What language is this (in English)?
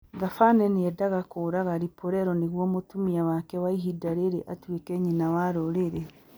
Kikuyu